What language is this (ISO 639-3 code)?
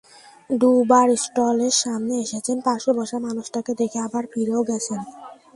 ben